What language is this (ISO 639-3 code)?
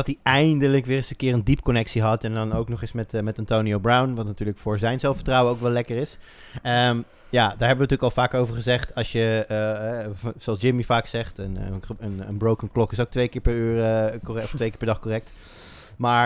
nld